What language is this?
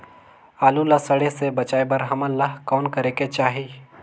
Chhattisgarhi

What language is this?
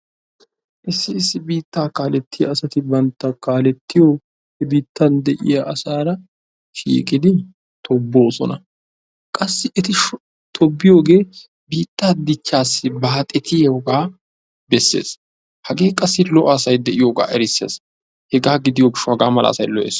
Wolaytta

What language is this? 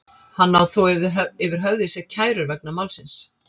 Icelandic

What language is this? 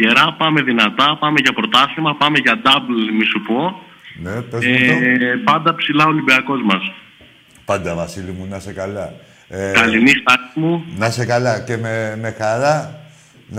Greek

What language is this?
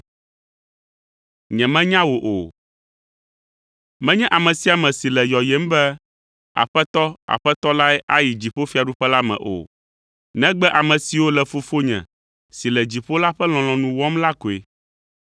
Ewe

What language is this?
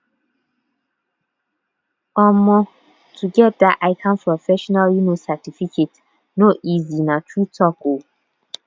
Nigerian Pidgin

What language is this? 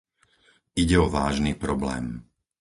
Slovak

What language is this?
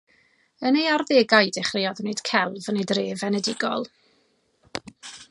Welsh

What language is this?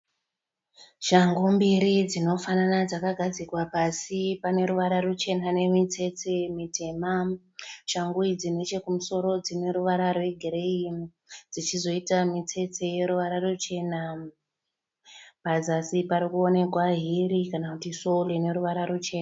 Shona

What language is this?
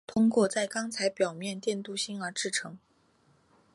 Chinese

